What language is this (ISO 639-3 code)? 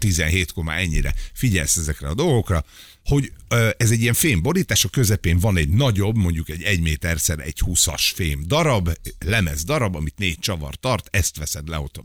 hun